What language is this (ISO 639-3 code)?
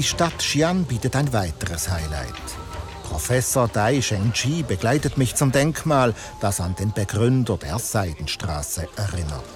deu